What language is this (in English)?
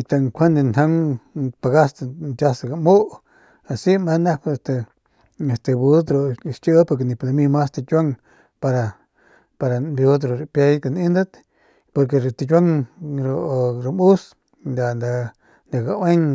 Northern Pame